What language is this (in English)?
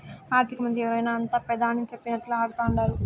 Telugu